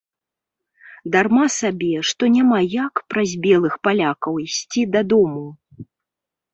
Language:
Belarusian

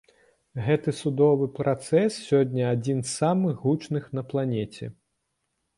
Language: Belarusian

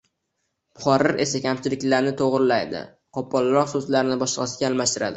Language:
Uzbek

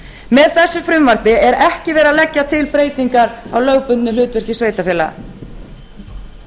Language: Icelandic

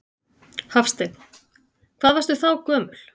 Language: Icelandic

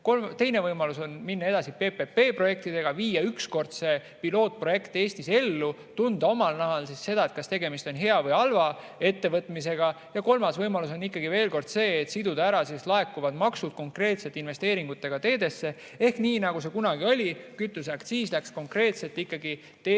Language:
Estonian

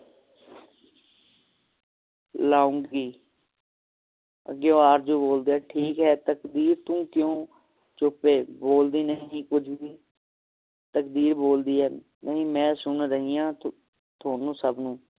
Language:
Punjabi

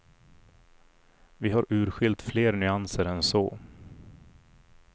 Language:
Swedish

